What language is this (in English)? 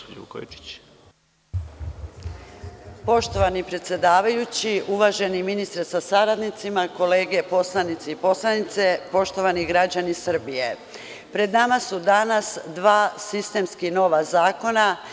Serbian